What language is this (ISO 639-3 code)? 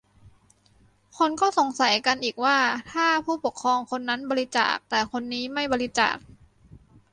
tha